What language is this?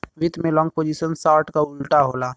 Bhojpuri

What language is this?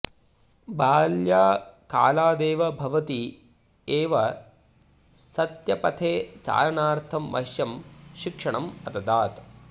Sanskrit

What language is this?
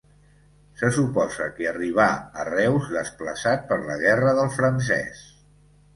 Catalan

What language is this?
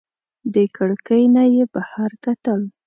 Pashto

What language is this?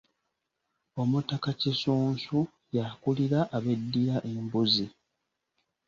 Ganda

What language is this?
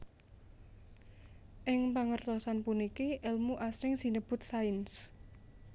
Javanese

